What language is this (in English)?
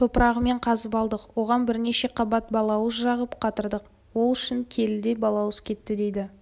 Kazakh